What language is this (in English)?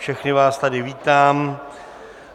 Czech